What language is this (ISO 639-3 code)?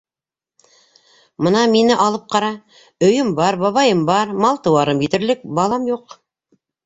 bak